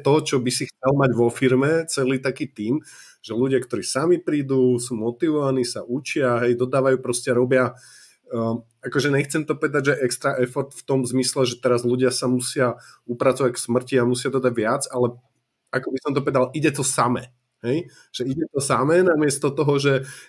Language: Slovak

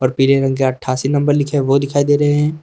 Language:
Hindi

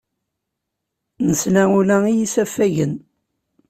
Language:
Kabyle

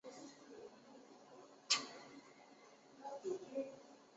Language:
Chinese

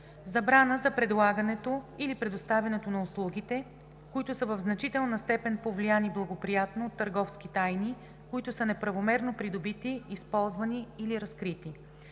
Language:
Bulgarian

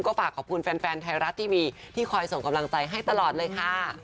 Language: Thai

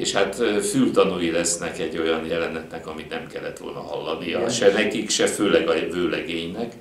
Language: Hungarian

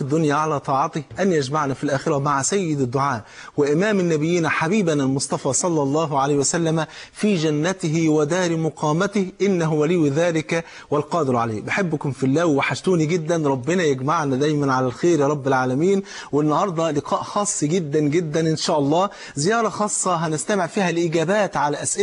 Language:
Arabic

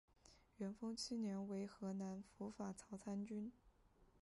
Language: Chinese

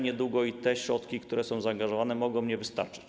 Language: Polish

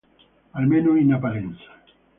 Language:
Italian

